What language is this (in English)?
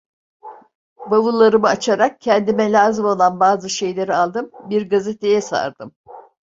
Turkish